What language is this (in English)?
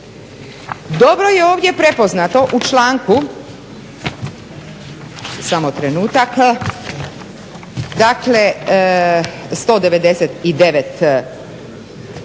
Croatian